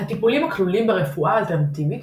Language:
Hebrew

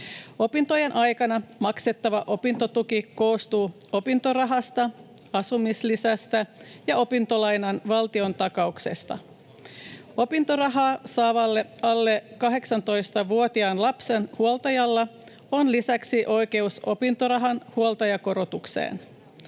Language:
Finnish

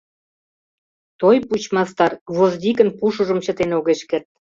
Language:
Mari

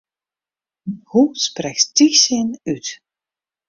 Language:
Western Frisian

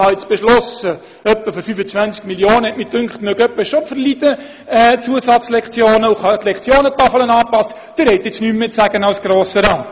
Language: Swiss German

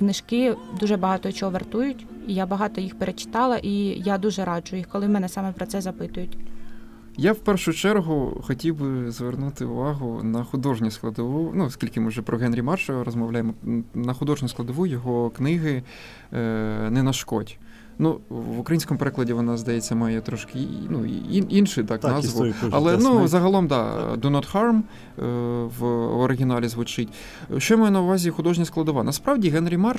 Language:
Ukrainian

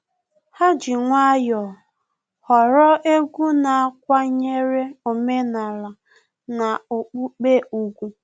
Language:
Igbo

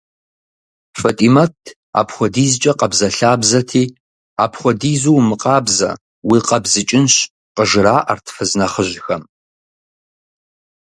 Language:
Kabardian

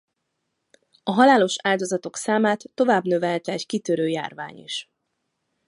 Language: Hungarian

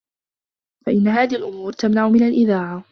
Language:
Arabic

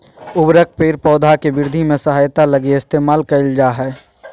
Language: Magahi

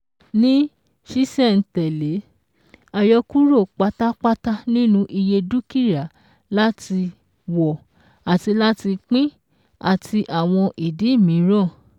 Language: Yoruba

